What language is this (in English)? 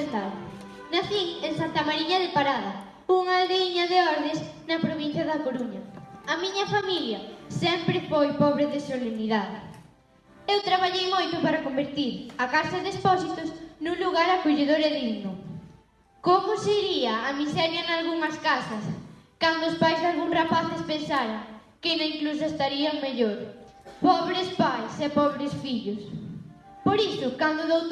Galician